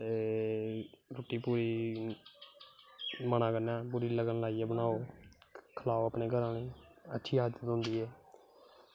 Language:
Dogri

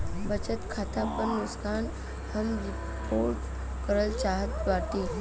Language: Bhojpuri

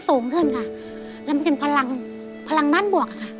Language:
Thai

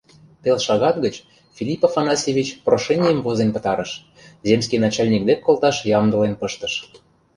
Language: Mari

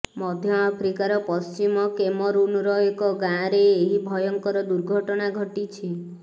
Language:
Odia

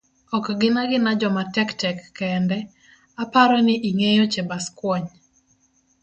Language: Luo (Kenya and Tanzania)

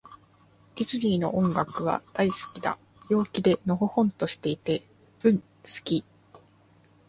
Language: Japanese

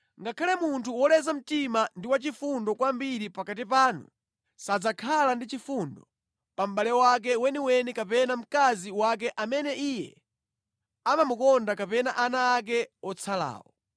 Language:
Nyanja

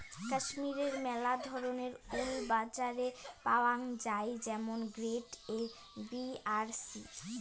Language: Bangla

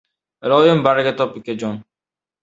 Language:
Uzbek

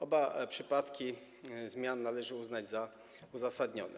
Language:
Polish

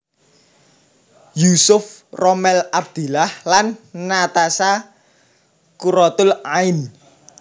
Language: Javanese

